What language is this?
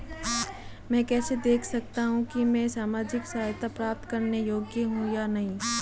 Hindi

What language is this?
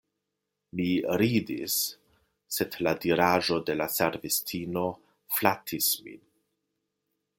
Esperanto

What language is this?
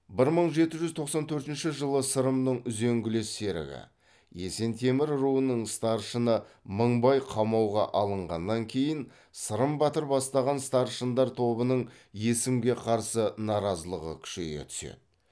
Kazakh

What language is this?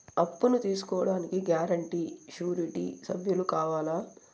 Telugu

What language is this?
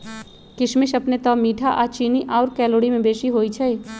Magahi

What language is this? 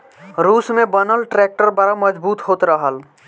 Bhojpuri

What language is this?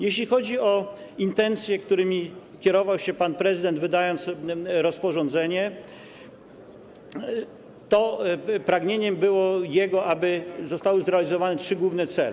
Polish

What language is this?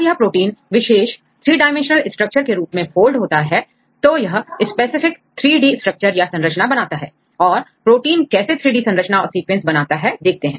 Hindi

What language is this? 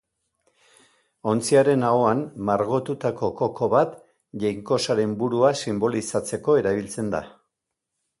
Basque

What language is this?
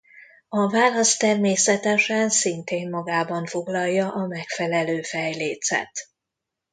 Hungarian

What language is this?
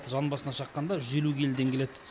Kazakh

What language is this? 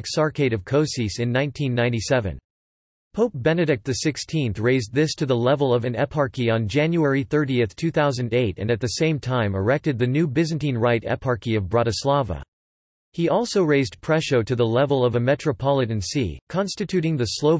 English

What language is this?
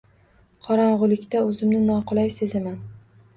Uzbek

